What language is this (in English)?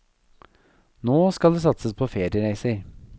Norwegian